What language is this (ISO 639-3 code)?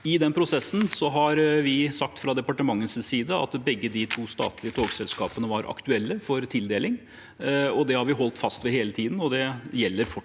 nor